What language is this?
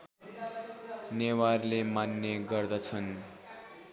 Nepali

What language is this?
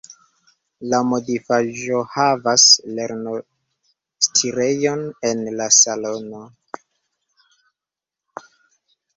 Esperanto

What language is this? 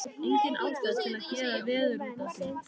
Icelandic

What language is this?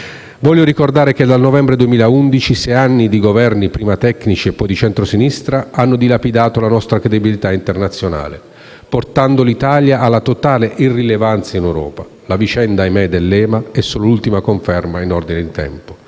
Italian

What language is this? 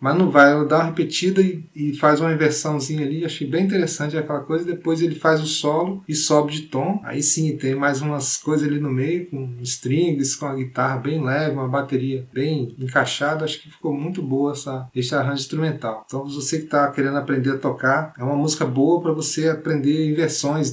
Portuguese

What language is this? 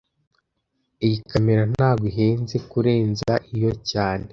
Kinyarwanda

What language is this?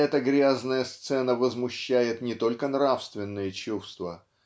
Russian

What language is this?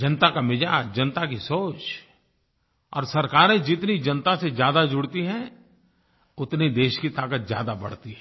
Hindi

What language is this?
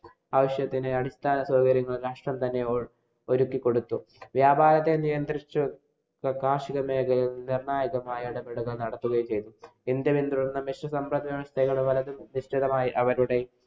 Malayalam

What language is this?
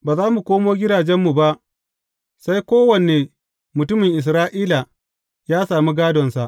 Hausa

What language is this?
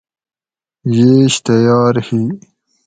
Gawri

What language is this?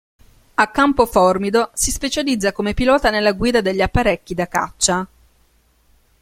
Italian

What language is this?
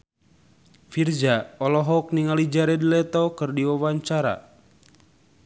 Sundanese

